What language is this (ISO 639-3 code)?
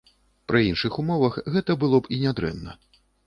bel